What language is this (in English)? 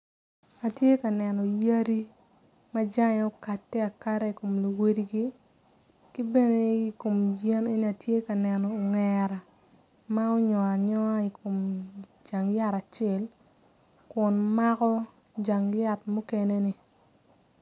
Acoli